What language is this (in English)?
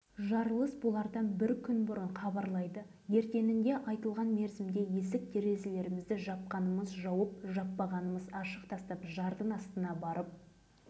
Kazakh